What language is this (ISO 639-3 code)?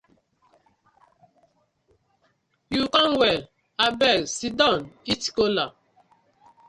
pcm